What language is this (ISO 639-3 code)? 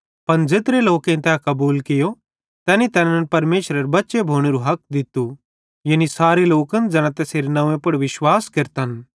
bhd